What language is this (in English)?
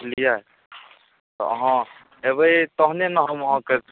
Maithili